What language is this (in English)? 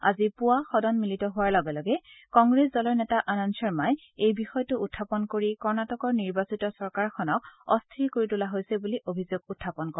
Assamese